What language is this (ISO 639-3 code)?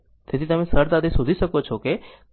guj